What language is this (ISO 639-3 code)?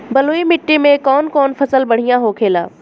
bho